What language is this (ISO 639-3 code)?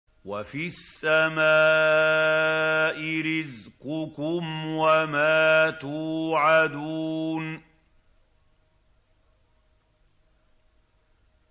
ara